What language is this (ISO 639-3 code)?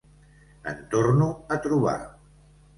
cat